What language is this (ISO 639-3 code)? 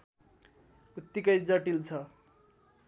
nep